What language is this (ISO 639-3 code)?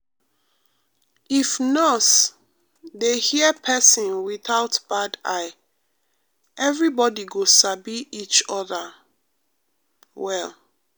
pcm